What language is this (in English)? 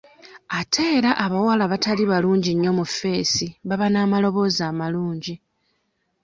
Ganda